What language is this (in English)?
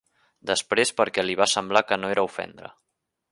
Catalan